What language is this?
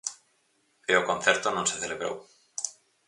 Galician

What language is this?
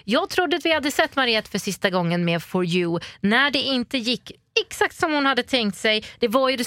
Swedish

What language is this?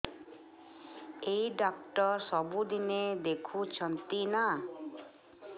Odia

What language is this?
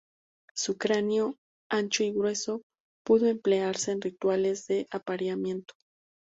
Spanish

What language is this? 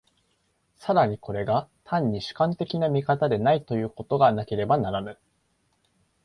Japanese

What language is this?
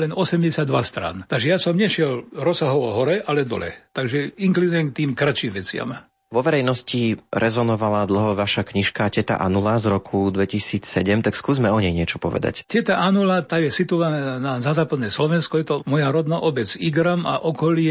Slovak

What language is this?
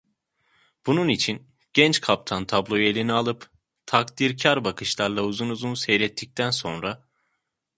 Turkish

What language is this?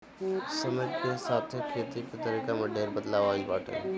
Bhojpuri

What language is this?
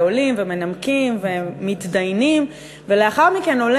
Hebrew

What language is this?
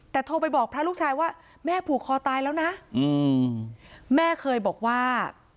Thai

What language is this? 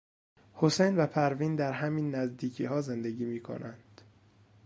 Persian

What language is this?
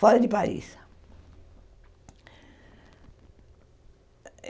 Portuguese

